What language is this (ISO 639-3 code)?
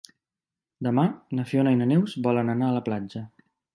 cat